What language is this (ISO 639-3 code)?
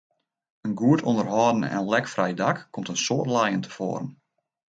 fry